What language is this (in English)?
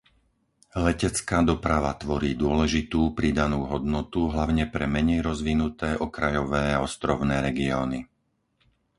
Slovak